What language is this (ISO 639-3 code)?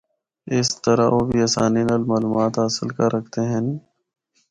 hno